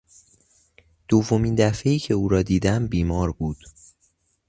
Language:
Persian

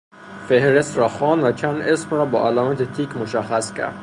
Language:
Persian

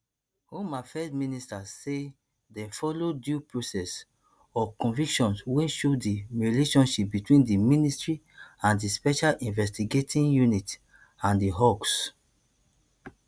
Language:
Nigerian Pidgin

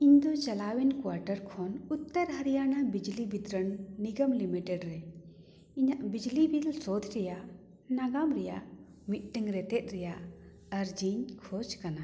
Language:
Santali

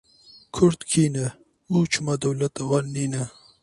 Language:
Kurdish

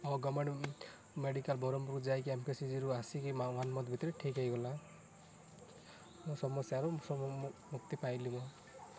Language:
Odia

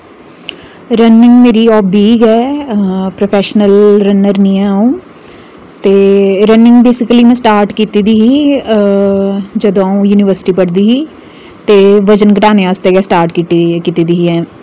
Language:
Dogri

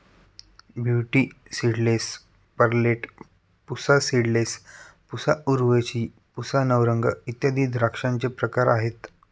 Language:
Marathi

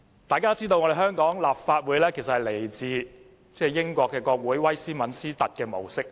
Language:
Cantonese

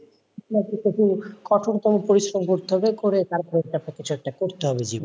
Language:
Bangla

